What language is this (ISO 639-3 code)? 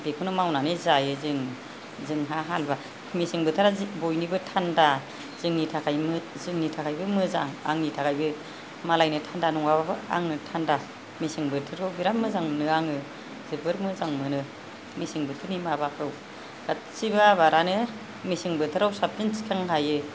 brx